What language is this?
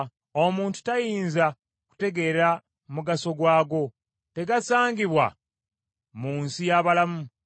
Ganda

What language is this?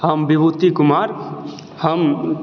Maithili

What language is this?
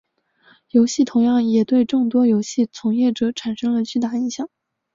Chinese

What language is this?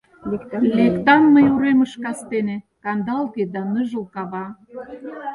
Mari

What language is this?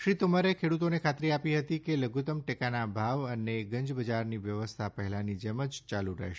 Gujarati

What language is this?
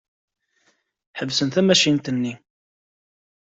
Kabyle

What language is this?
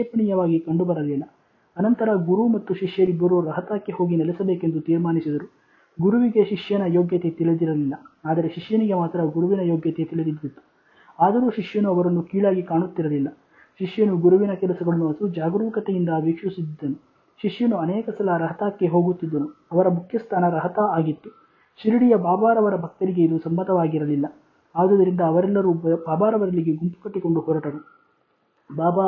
Kannada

